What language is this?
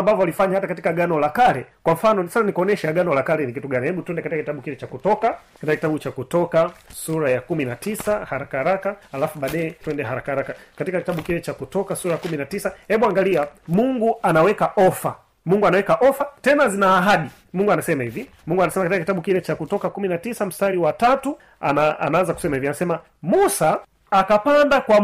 Swahili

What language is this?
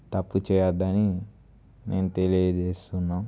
Telugu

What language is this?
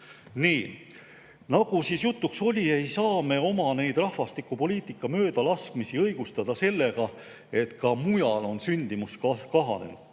Estonian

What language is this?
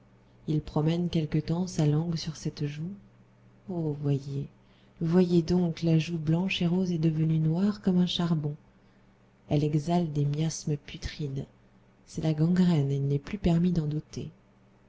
French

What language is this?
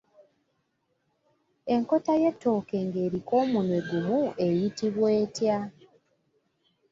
Ganda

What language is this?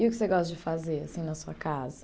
Portuguese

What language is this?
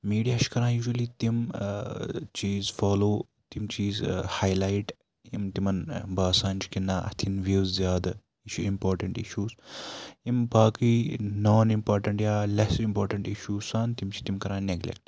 Kashmiri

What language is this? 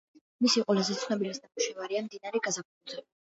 Georgian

